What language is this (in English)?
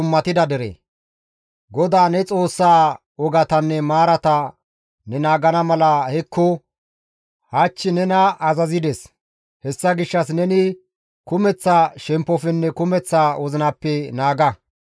Gamo